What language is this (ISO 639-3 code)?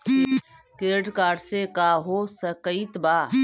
bho